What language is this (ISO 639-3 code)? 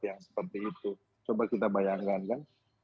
ind